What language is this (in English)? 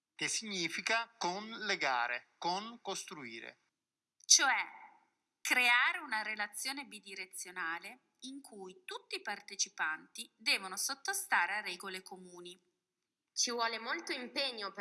Italian